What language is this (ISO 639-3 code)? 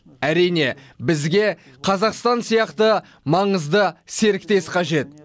kaz